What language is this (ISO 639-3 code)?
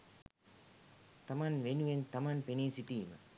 sin